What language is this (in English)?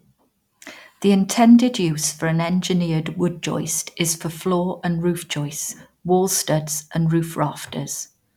English